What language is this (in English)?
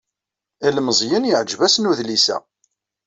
Kabyle